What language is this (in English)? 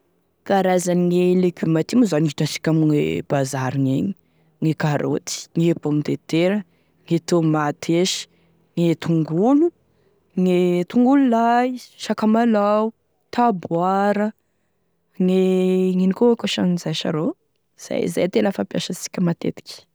Tesaka Malagasy